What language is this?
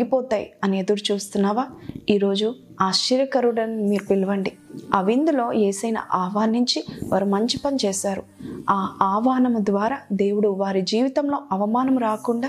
Telugu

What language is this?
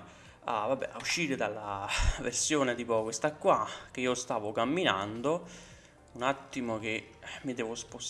Italian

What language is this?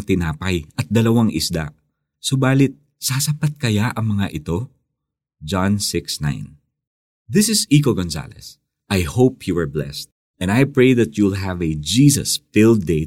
Filipino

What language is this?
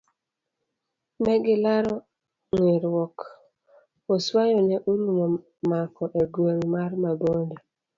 Luo (Kenya and Tanzania)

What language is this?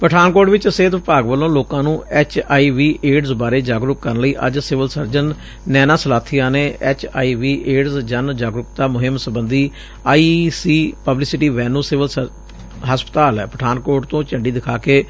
Punjabi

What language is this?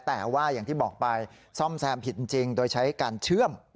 Thai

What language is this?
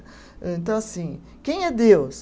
Portuguese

